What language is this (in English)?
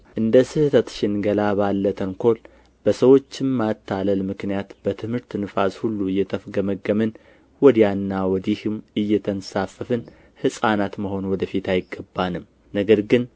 Amharic